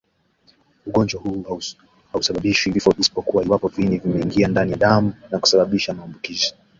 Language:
Swahili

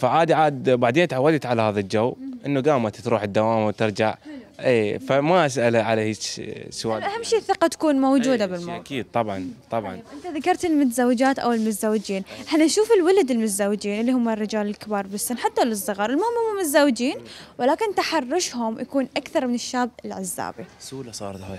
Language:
Arabic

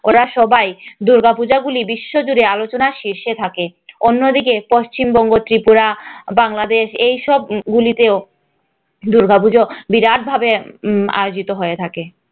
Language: Bangla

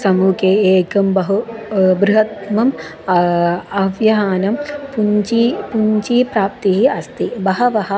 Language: Sanskrit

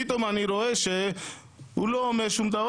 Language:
Hebrew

